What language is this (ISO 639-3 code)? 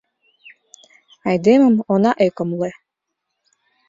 chm